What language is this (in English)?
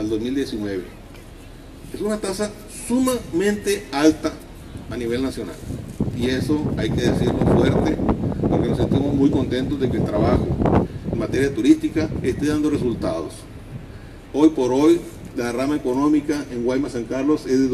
Spanish